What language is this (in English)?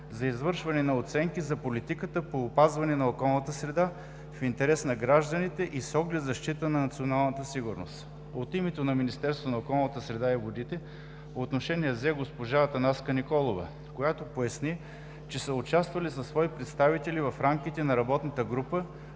Bulgarian